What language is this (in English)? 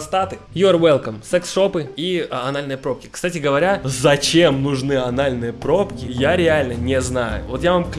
Russian